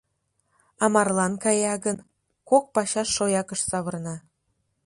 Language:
Mari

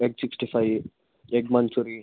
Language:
Kannada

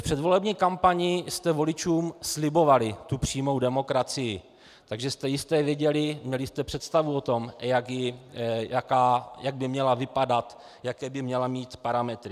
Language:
Czech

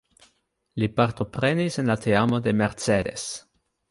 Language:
Esperanto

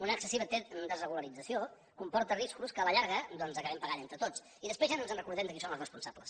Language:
Catalan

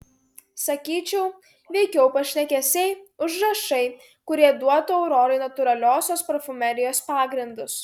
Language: Lithuanian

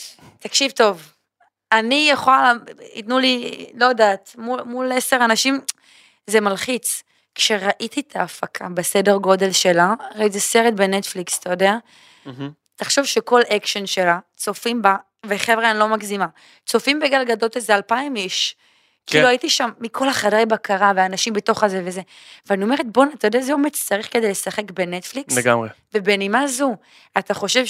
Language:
Hebrew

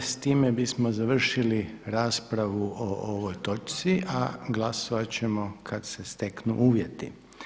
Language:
Croatian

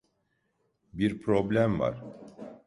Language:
Turkish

